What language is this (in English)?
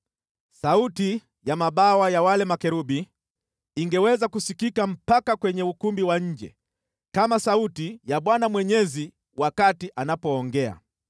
Swahili